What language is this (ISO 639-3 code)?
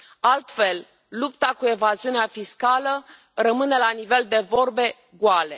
ron